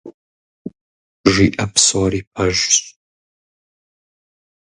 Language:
Kabardian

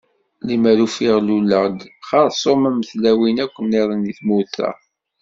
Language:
Kabyle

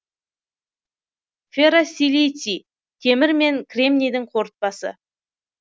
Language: Kazakh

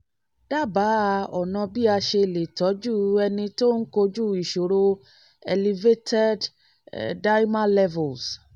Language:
Yoruba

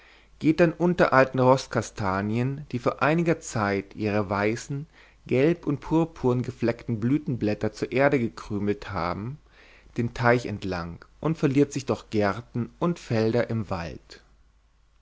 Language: German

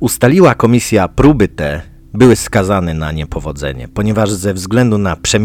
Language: Polish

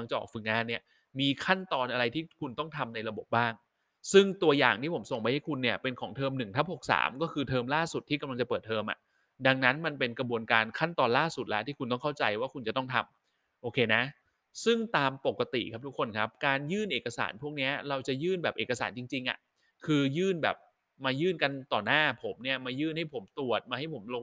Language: Thai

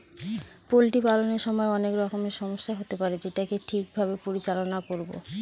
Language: Bangla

